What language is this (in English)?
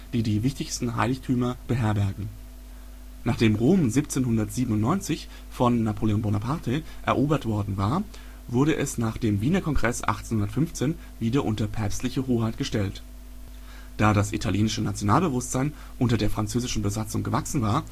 German